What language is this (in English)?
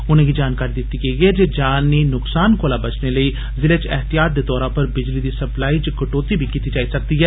Dogri